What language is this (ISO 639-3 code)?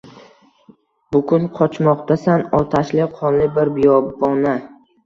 uzb